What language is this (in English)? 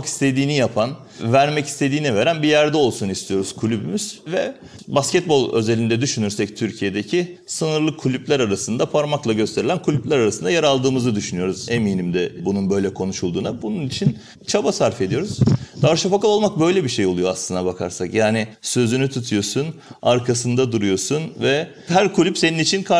Turkish